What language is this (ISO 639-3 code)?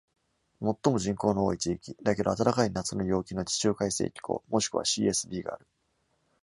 jpn